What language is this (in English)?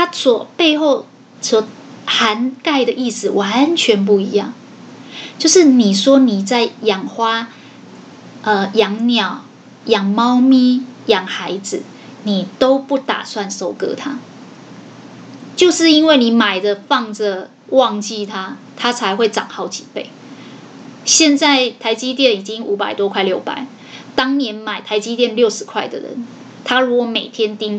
Chinese